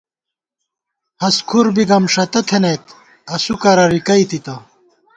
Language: Gawar-Bati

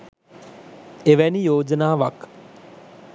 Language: Sinhala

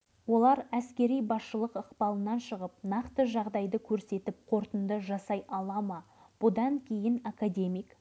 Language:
Kazakh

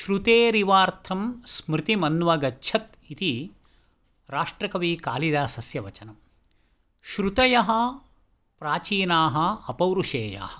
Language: Sanskrit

